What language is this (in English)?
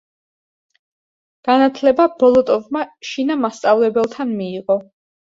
Georgian